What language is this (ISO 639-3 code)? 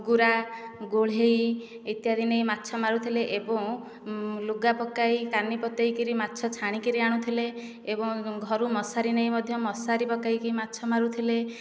ori